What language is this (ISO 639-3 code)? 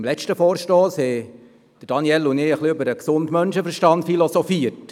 gsw